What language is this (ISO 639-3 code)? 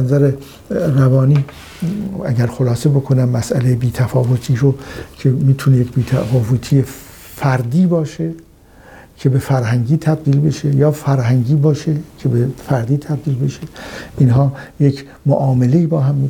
fas